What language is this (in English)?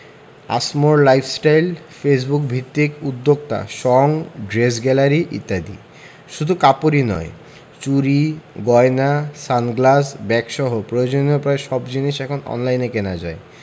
Bangla